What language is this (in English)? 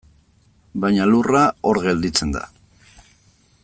Basque